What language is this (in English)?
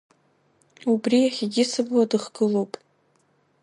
Abkhazian